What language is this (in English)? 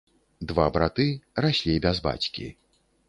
Belarusian